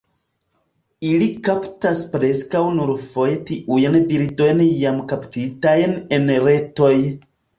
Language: Esperanto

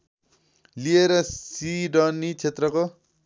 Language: Nepali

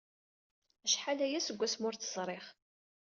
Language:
Kabyle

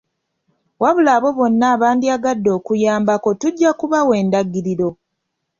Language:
Ganda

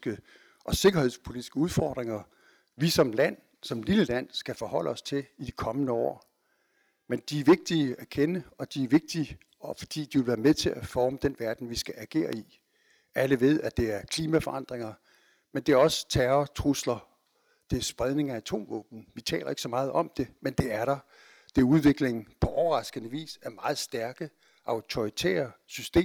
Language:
Danish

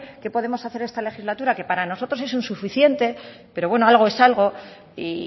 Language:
Spanish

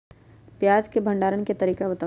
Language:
Magahi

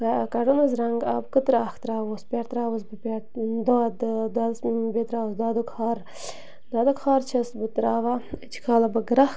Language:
Kashmiri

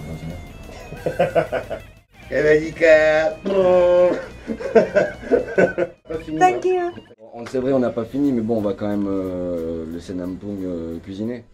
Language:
French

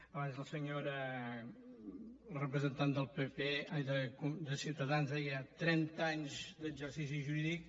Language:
Catalan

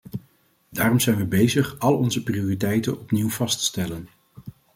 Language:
Dutch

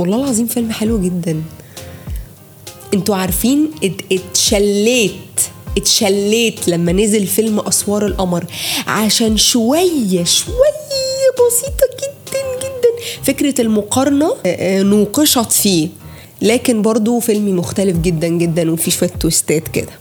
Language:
Arabic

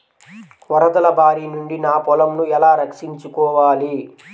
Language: Telugu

